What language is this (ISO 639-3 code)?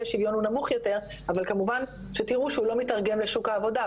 heb